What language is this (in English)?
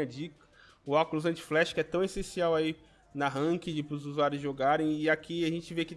Portuguese